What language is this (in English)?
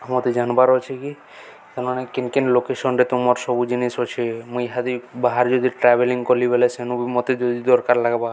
Odia